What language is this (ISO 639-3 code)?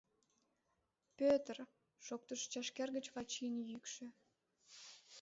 chm